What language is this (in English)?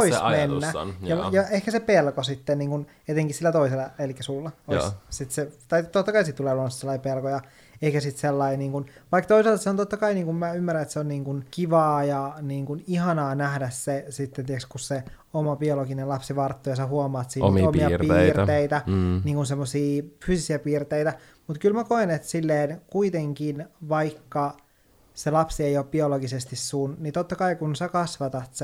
Finnish